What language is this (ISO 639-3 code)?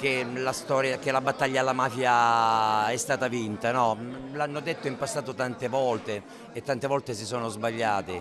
ita